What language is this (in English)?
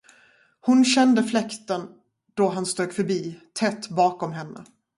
Swedish